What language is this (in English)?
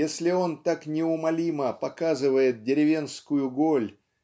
Russian